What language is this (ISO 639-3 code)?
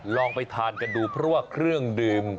tha